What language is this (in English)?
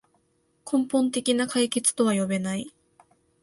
Japanese